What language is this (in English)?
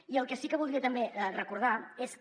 Catalan